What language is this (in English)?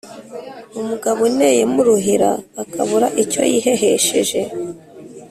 Kinyarwanda